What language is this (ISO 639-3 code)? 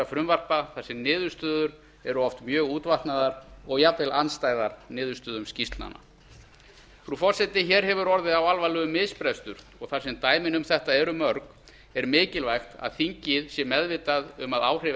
isl